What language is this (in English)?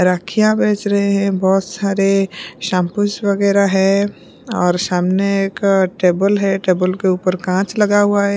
Hindi